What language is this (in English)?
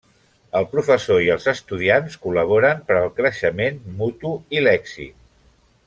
Catalan